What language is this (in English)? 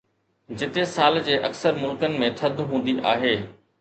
Sindhi